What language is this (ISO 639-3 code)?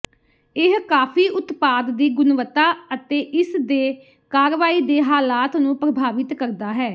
pan